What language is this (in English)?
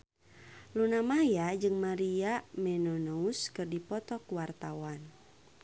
Sundanese